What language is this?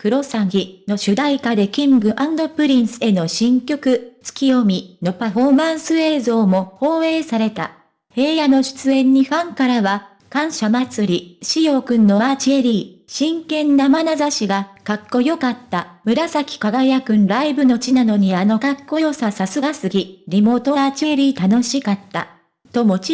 Japanese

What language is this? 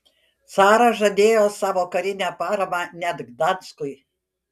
Lithuanian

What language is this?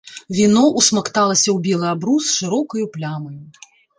Belarusian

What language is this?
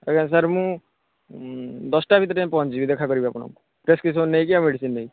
Odia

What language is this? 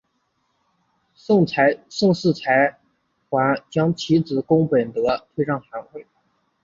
Chinese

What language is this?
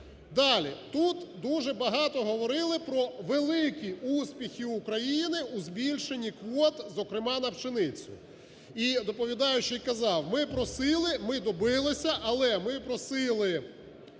Ukrainian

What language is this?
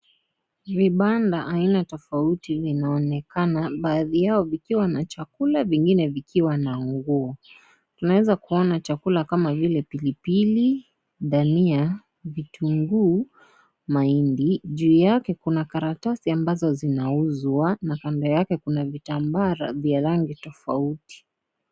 Swahili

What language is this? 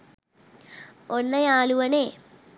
Sinhala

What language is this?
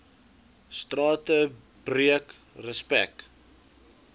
Afrikaans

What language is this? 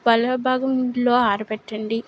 Telugu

